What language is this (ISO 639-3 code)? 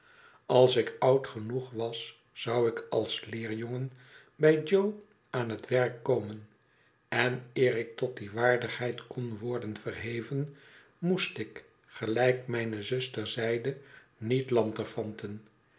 nld